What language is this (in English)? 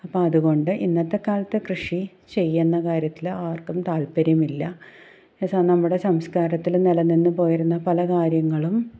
Malayalam